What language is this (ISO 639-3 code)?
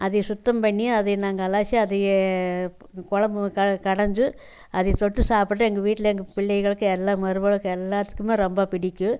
tam